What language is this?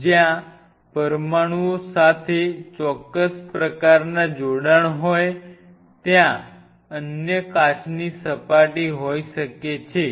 Gujarati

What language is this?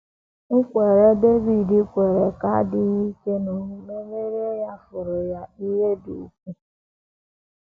Igbo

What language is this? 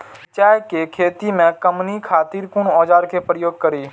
Maithili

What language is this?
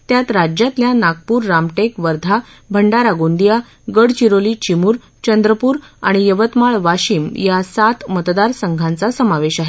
Marathi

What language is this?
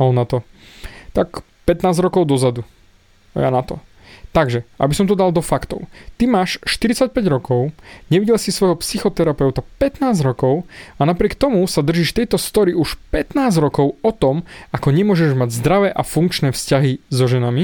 Slovak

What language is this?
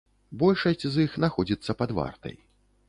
Belarusian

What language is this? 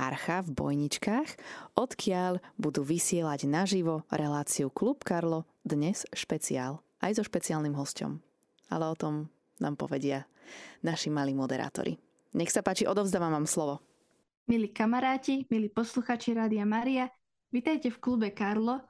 Slovak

